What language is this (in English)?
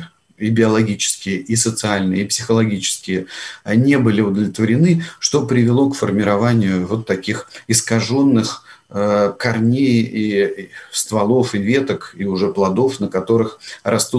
Russian